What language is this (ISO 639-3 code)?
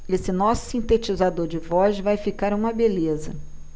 por